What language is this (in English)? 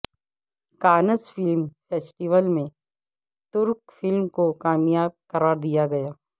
Urdu